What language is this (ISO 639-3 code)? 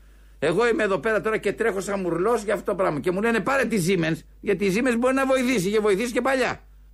ell